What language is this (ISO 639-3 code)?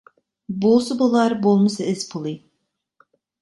uig